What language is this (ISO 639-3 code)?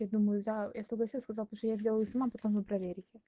rus